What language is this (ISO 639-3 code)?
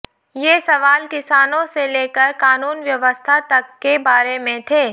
hin